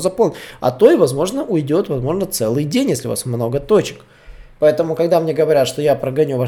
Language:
Russian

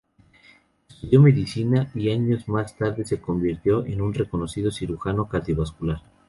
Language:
Spanish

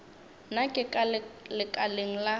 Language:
Northern Sotho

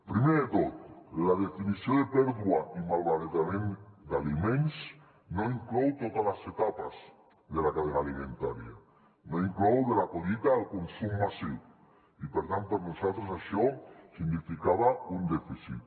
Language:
Catalan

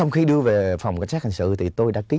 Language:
Vietnamese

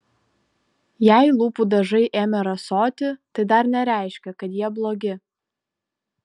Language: Lithuanian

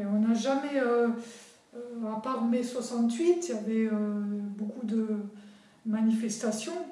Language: French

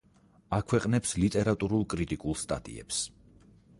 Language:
Georgian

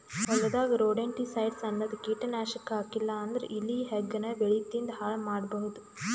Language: Kannada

